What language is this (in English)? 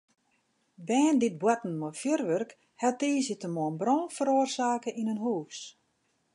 Western Frisian